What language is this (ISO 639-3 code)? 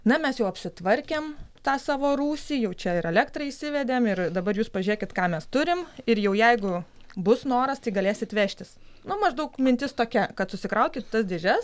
lit